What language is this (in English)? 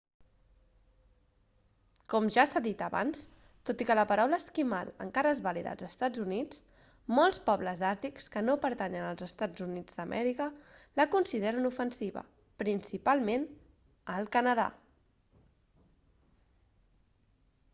Catalan